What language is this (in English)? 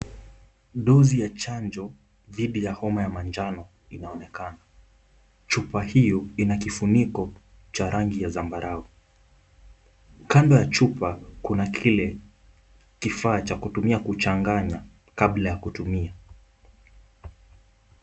Swahili